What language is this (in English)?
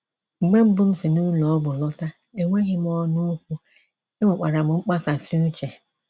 Igbo